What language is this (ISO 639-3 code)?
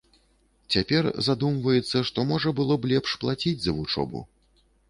bel